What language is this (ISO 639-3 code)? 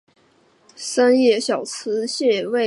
zho